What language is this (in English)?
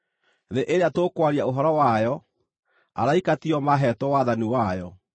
Kikuyu